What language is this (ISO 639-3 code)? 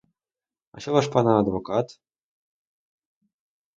ukr